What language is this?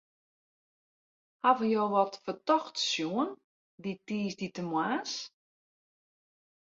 Western Frisian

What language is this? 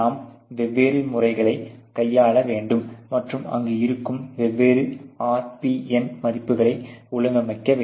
Tamil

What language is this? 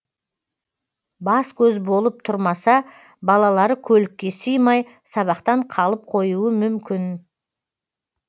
Kazakh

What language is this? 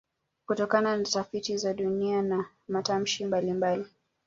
Swahili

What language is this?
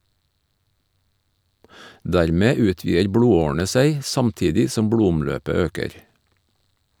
Norwegian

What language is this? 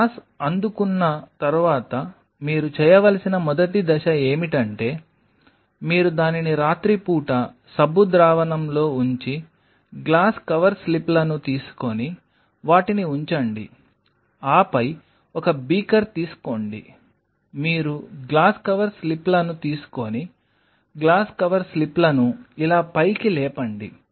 Telugu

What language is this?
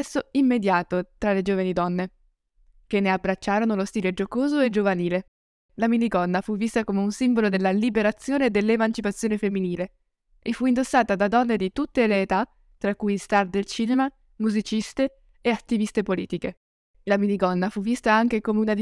Italian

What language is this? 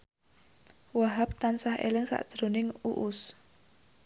Javanese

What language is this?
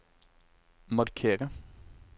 Norwegian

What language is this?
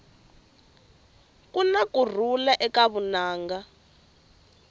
Tsonga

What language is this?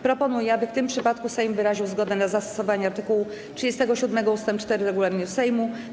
Polish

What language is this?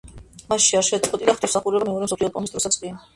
Georgian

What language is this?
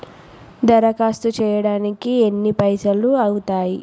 Telugu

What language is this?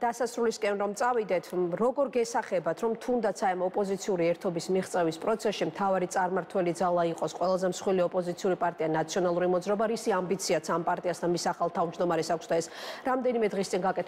Romanian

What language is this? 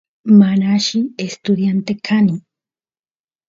Santiago del Estero Quichua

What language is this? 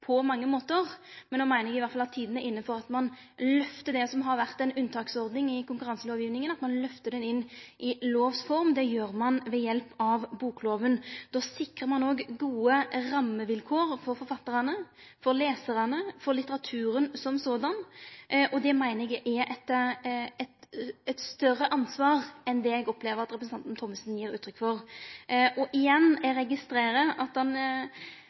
Norwegian Nynorsk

